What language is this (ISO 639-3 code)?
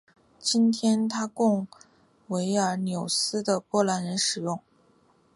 zho